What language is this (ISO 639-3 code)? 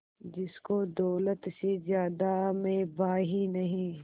hin